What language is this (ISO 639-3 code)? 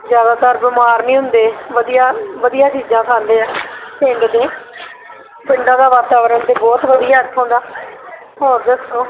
pan